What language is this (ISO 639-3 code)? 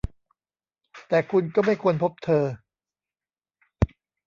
tha